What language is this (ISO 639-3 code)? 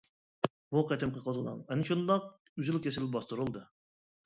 uig